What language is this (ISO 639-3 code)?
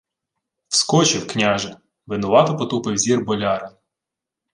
ukr